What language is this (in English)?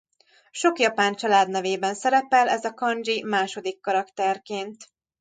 Hungarian